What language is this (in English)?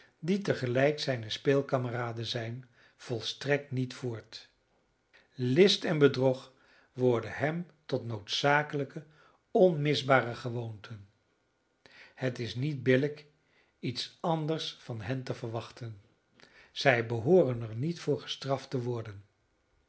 Dutch